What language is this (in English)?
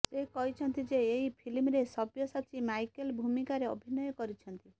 Odia